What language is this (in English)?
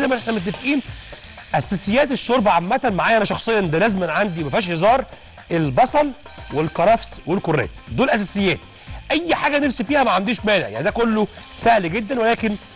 Arabic